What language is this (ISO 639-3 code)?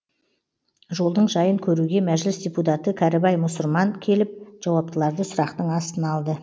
kaz